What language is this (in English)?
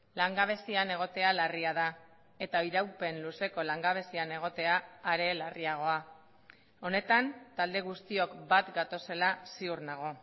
Basque